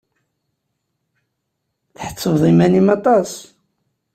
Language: Kabyle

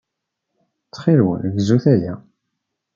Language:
Kabyle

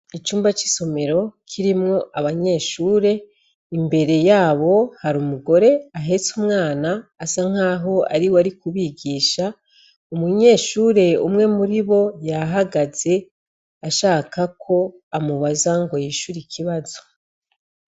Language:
Rundi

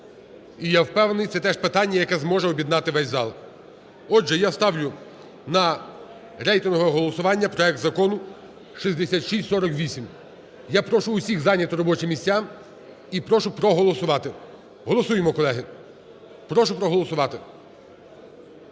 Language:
Ukrainian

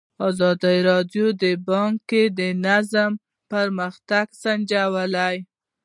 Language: Pashto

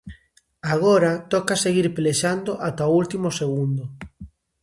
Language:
Galician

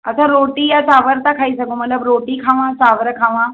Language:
Sindhi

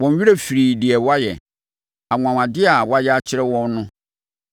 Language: Akan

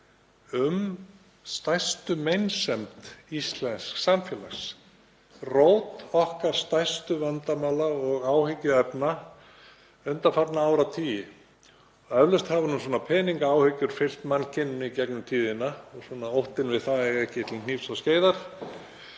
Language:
Icelandic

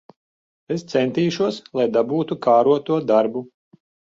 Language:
Latvian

